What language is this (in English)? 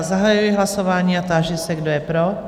Czech